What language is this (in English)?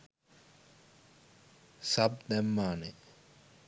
Sinhala